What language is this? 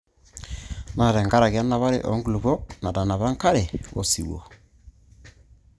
Masai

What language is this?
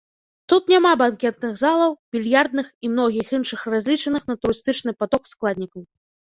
Belarusian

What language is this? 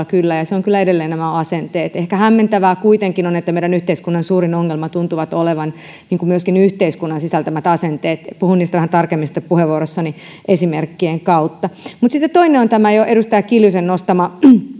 Finnish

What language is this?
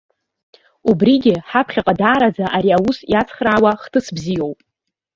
Abkhazian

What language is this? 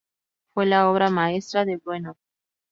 Spanish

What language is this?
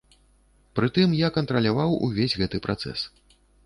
Belarusian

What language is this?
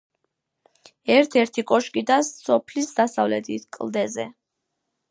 Georgian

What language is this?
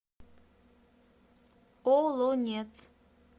Russian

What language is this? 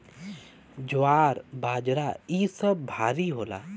Bhojpuri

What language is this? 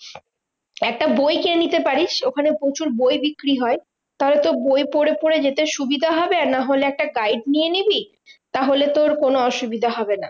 Bangla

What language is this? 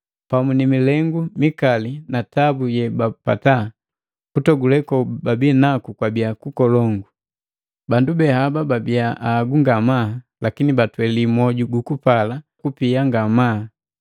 Matengo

